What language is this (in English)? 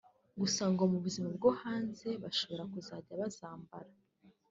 Kinyarwanda